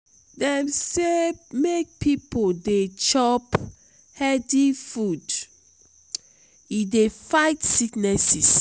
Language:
Nigerian Pidgin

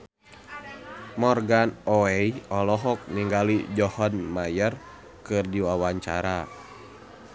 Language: Sundanese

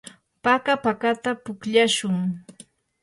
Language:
Yanahuanca Pasco Quechua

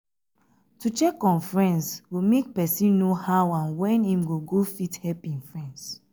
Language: Nigerian Pidgin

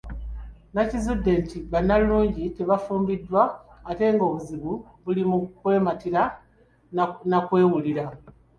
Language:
Ganda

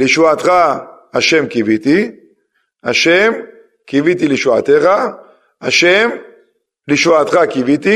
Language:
Hebrew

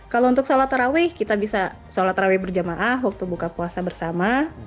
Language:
Indonesian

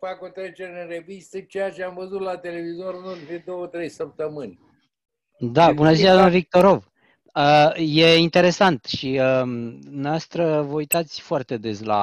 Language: Romanian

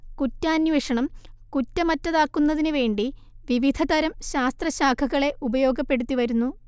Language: Malayalam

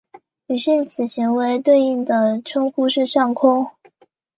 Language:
Chinese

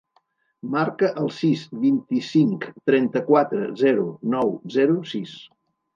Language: Catalan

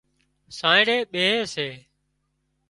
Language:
Wadiyara Koli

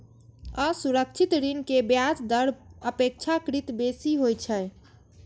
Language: Maithili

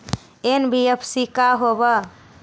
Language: Magahi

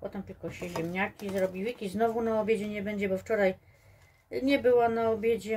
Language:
Polish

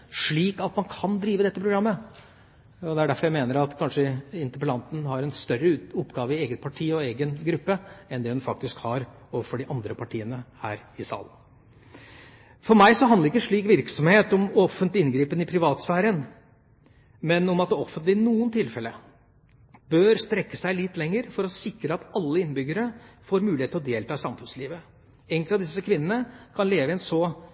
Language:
Norwegian Bokmål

